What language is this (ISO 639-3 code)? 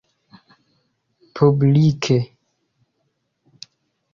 epo